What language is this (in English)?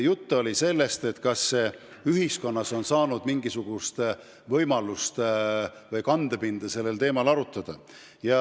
Estonian